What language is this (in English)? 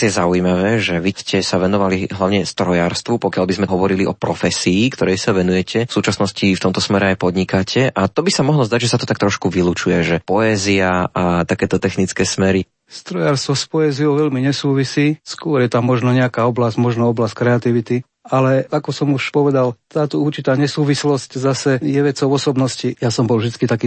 Slovak